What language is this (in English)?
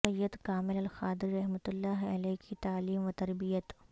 Urdu